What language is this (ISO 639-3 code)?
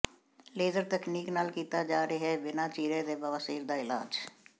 pan